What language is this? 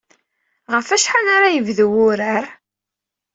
Kabyle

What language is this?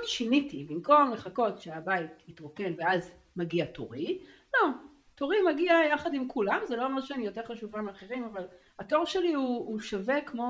Hebrew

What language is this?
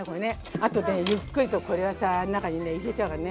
Japanese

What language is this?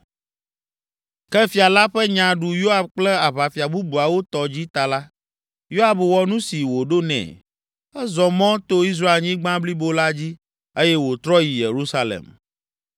Ewe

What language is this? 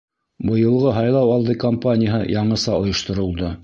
Bashkir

